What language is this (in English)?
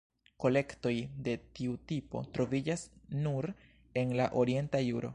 Esperanto